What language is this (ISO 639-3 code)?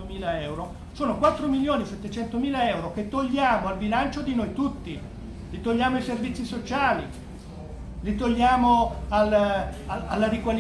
ita